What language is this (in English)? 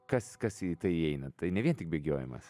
Lithuanian